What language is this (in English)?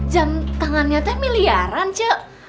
Indonesian